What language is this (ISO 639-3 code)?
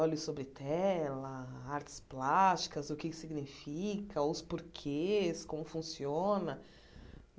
por